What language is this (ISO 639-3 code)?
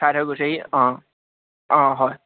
asm